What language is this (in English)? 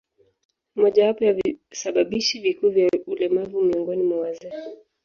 Swahili